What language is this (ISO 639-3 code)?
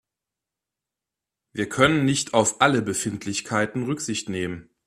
deu